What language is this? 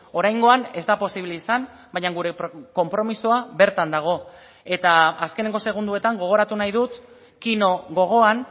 Basque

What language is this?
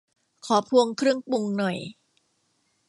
Thai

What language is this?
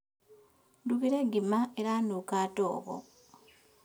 Kikuyu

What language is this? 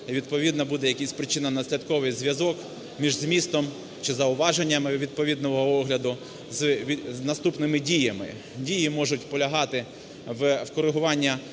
Ukrainian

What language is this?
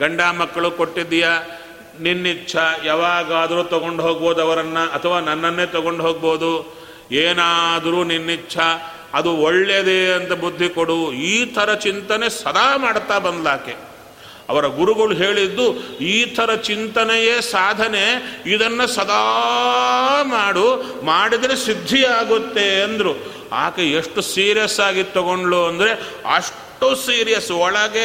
Kannada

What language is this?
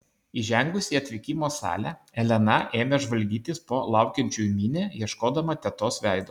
Lithuanian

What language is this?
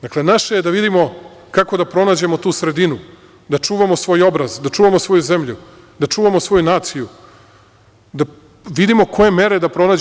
Serbian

